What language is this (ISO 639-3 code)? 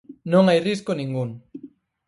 glg